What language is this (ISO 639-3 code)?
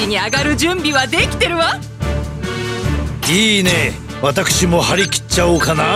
jpn